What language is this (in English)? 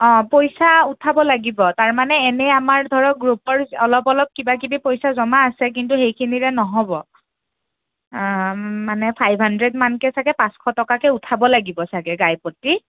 Assamese